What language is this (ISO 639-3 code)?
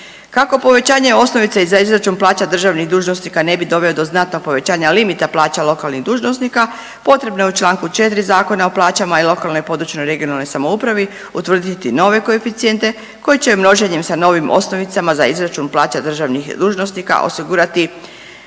hrv